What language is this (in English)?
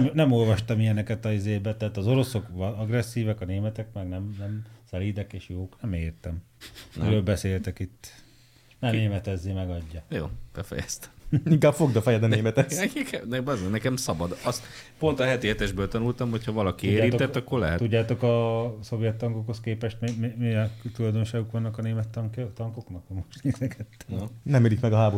Hungarian